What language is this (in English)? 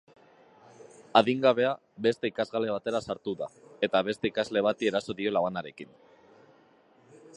Basque